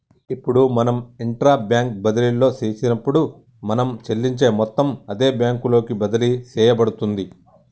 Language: Telugu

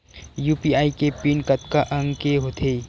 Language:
Chhattisgarhi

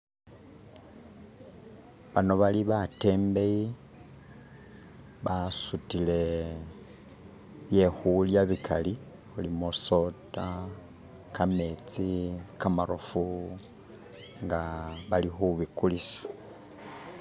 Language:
Masaaba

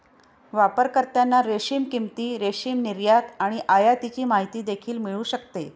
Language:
Marathi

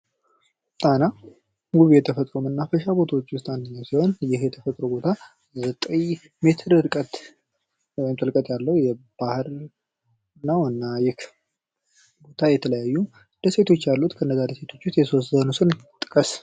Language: Amharic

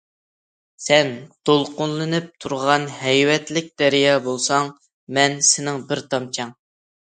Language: Uyghur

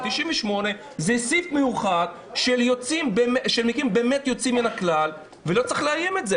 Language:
Hebrew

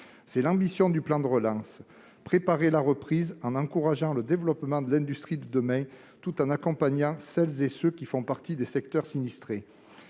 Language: French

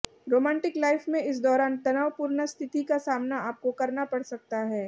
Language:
Hindi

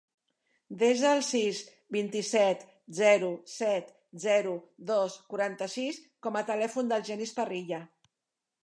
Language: Catalan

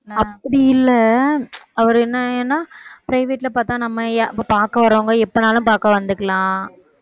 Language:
Tamil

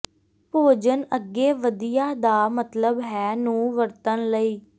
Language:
Punjabi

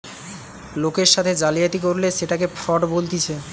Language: Bangla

